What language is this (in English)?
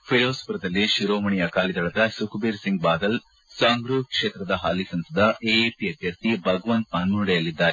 Kannada